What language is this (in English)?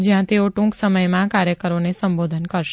Gujarati